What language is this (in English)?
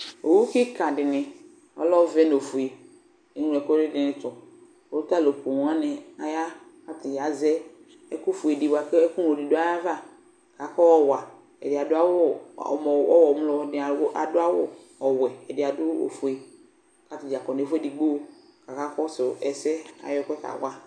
Ikposo